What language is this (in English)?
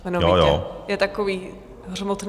Czech